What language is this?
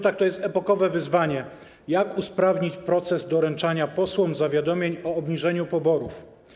Polish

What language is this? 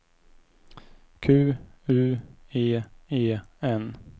Swedish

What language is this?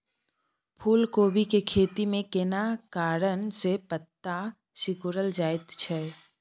Maithili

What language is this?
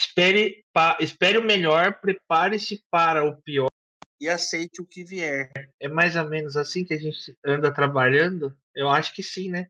Portuguese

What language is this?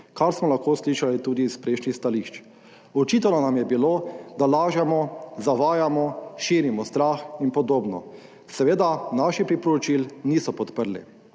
Slovenian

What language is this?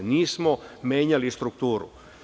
Serbian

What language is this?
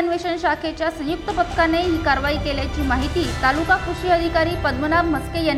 Marathi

